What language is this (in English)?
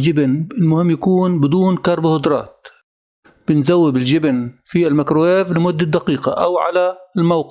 Arabic